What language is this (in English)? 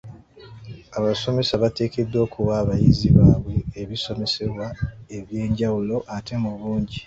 Ganda